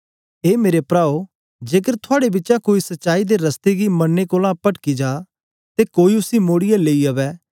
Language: Dogri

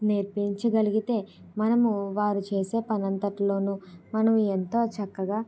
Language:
Telugu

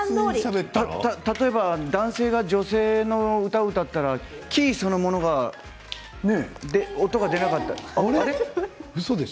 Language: Japanese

